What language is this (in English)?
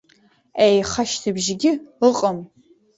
Abkhazian